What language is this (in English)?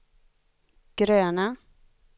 Swedish